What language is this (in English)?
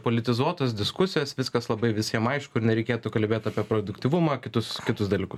Lithuanian